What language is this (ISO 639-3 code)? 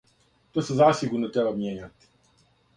srp